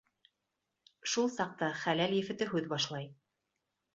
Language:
Bashkir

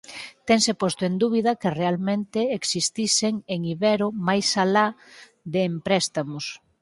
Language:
Galician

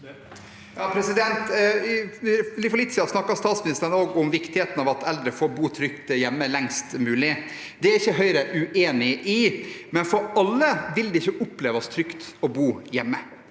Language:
Norwegian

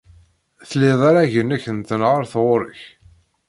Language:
Kabyle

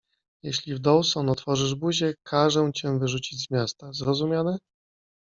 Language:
Polish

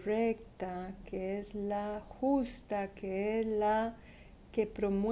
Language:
Spanish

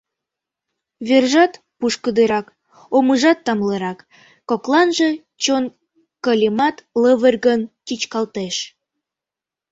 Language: Mari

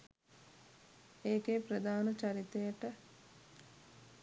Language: Sinhala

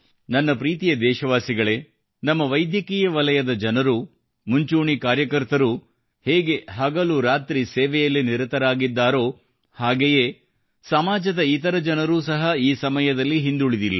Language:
Kannada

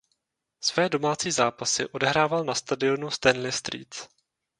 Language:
Czech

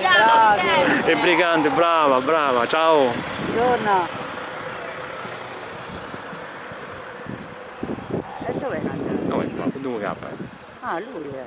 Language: Italian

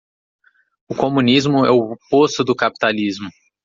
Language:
Portuguese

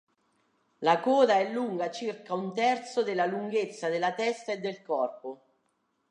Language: Italian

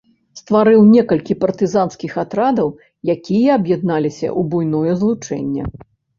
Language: Belarusian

